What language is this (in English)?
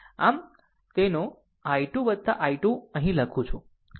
Gujarati